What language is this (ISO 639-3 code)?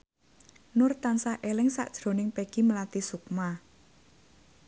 jav